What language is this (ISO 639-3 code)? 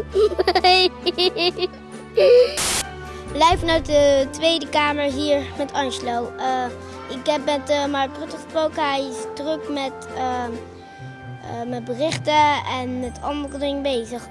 nld